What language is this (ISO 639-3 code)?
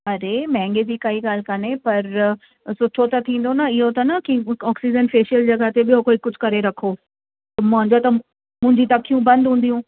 snd